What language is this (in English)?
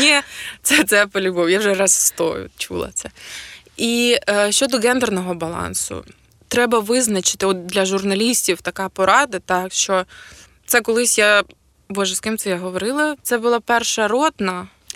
Ukrainian